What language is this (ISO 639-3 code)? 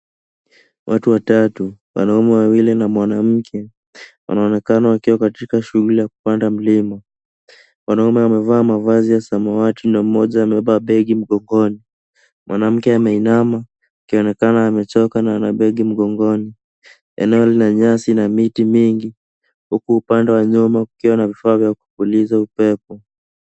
swa